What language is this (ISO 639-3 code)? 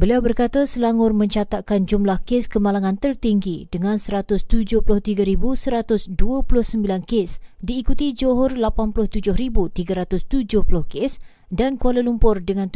msa